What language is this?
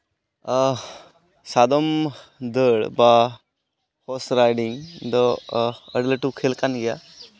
Santali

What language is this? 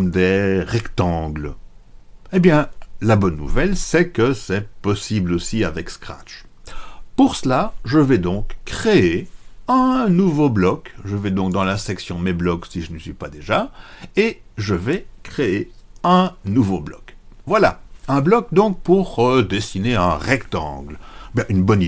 French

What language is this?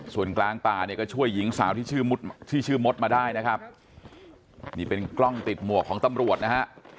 Thai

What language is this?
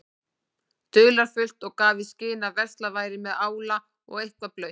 Icelandic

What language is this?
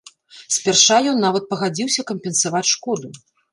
Belarusian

